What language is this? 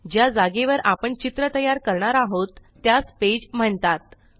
Marathi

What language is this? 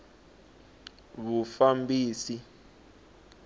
Tsonga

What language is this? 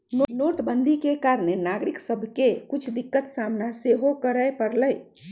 Magahi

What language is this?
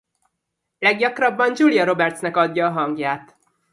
Hungarian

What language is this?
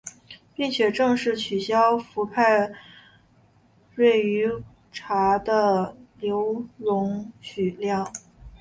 Chinese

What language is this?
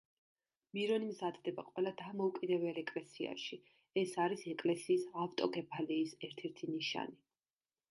Georgian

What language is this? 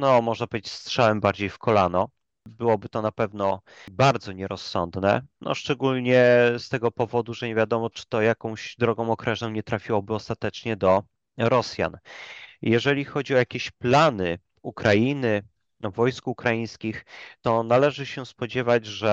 Polish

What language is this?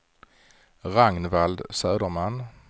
Swedish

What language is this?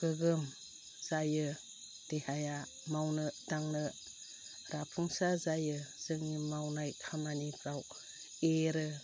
Bodo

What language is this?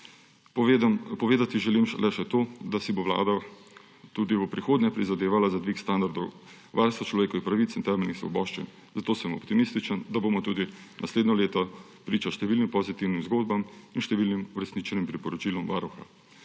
Slovenian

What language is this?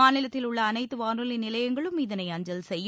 Tamil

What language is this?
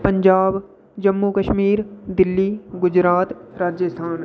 Dogri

